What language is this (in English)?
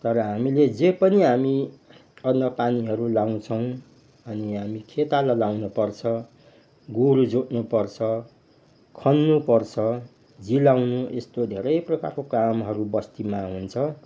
Nepali